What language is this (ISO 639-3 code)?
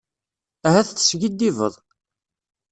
kab